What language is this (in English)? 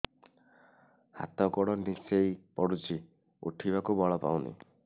Odia